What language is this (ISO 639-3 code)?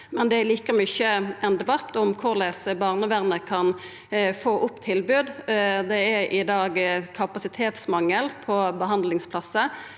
nor